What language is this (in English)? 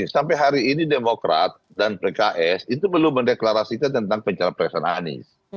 Indonesian